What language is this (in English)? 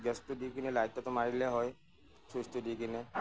Assamese